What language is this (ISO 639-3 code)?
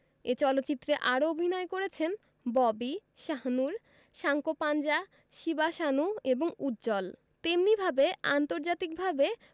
ben